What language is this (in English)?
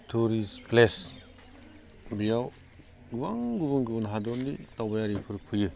Bodo